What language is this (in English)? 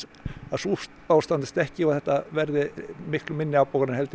Icelandic